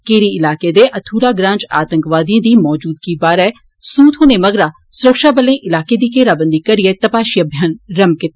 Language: Dogri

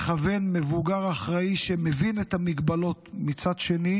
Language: Hebrew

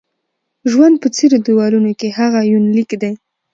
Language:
Pashto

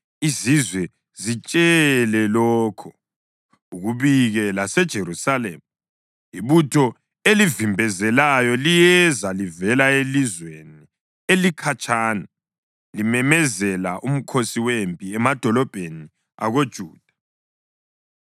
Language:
North Ndebele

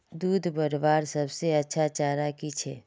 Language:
Magahi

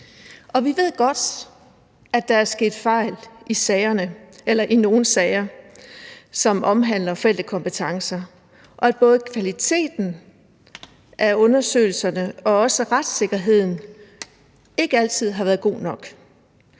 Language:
Danish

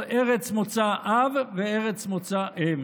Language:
Hebrew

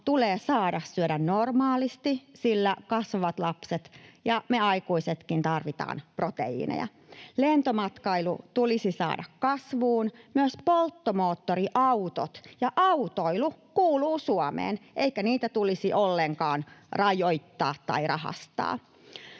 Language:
Finnish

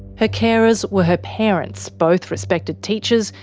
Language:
English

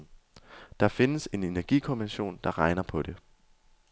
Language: Danish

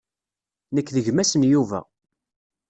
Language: Kabyle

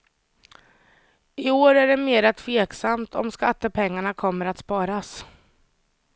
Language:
Swedish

